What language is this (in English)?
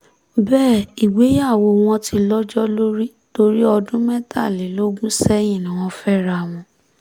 Yoruba